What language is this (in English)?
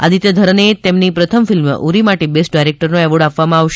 Gujarati